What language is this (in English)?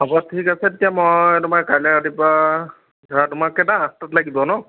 Assamese